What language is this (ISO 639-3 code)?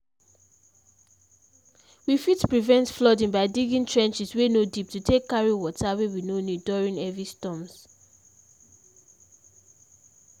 pcm